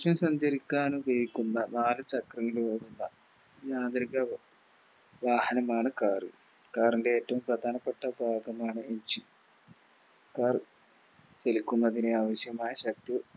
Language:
Malayalam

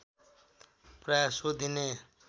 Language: Nepali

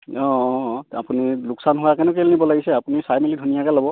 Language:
Assamese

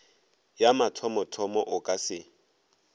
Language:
Northern Sotho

